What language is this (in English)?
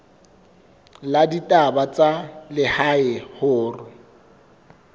Southern Sotho